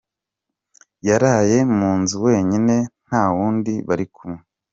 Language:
Kinyarwanda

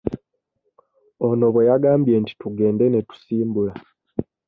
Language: Ganda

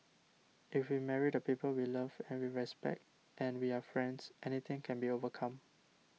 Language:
English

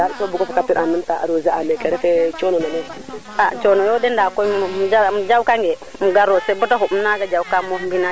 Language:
Serer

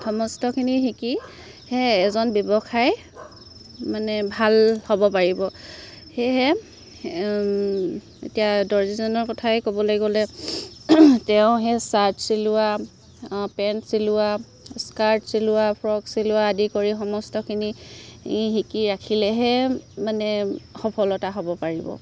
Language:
Assamese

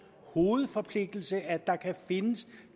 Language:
Danish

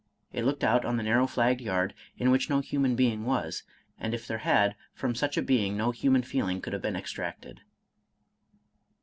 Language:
English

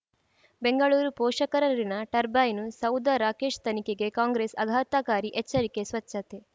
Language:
Kannada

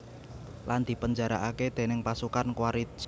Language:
Javanese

